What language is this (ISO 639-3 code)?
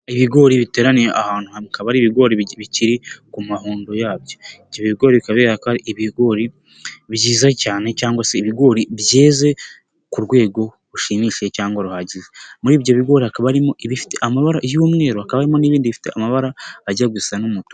kin